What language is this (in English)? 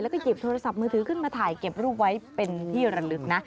Thai